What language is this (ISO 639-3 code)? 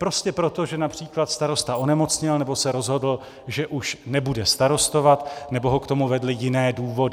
ces